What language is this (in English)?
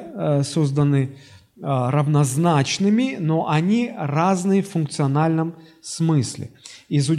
Russian